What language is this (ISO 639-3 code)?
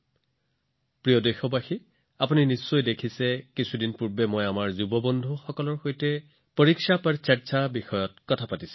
asm